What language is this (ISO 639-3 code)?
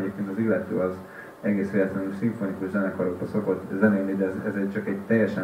hun